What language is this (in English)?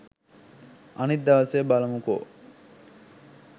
Sinhala